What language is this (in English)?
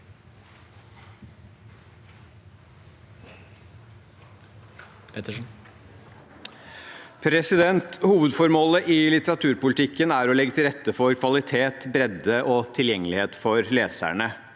Norwegian